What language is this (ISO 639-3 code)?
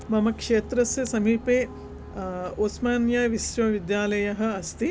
san